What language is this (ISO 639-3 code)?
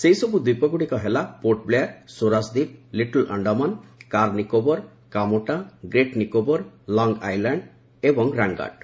ori